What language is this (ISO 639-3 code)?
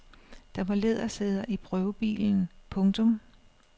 dan